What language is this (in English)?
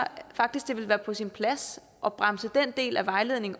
Danish